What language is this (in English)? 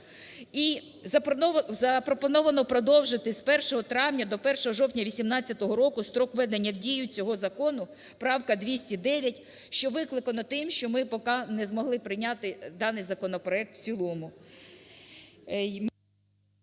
Ukrainian